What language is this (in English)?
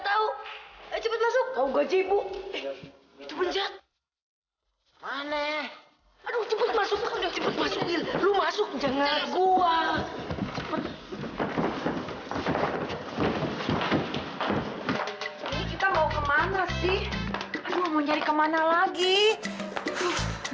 Indonesian